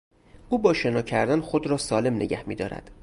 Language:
Persian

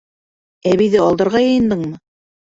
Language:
Bashkir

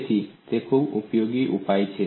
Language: Gujarati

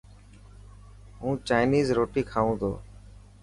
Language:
Dhatki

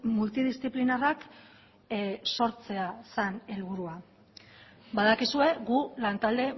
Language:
Basque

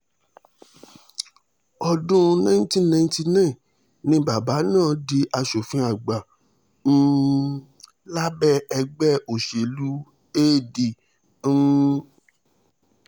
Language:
Yoruba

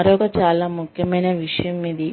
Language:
Telugu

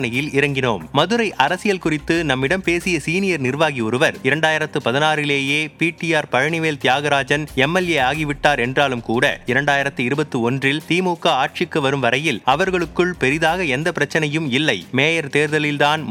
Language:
Tamil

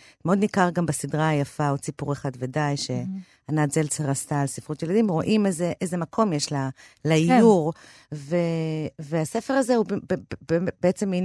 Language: Hebrew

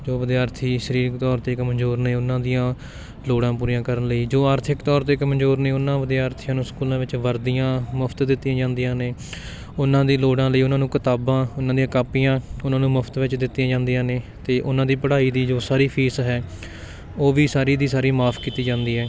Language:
Punjabi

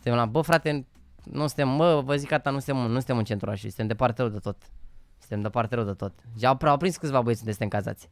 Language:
Romanian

